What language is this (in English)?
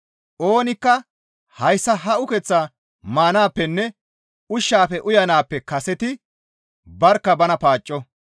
Gamo